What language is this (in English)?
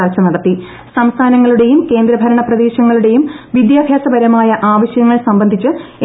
Malayalam